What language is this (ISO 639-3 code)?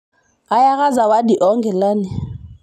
mas